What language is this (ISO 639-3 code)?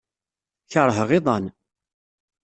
kab